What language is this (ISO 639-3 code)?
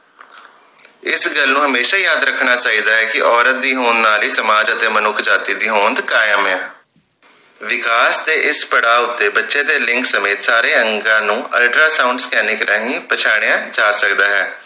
pan